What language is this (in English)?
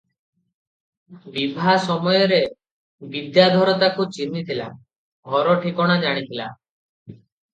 Odia